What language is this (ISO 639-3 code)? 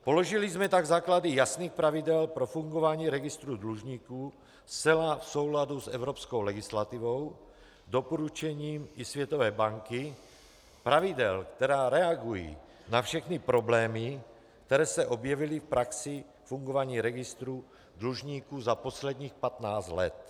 ces